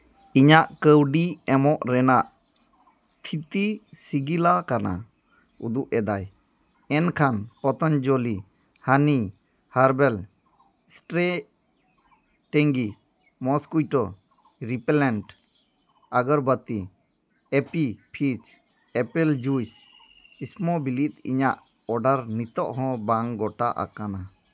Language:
Santali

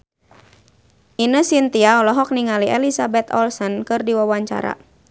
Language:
Sundanese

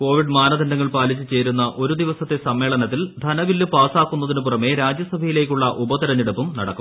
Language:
Malayalam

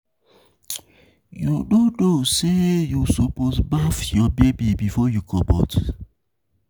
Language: Nigerian Pidgin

